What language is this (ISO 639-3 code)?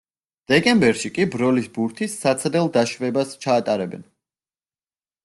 kat